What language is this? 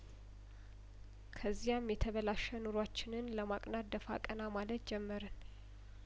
Amharic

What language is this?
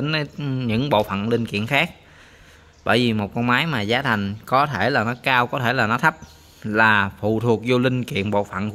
Vietnamese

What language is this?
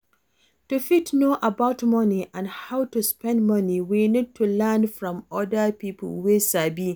Nigerian Pidgin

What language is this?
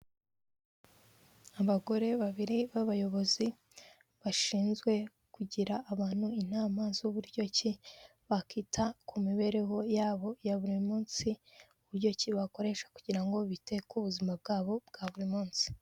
Kinyarwanda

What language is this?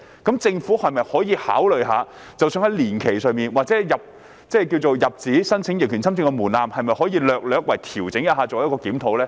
Cantonese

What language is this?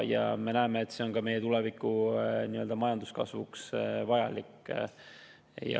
Estonian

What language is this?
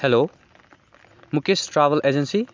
Nepali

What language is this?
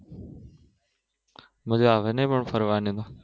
Gujarati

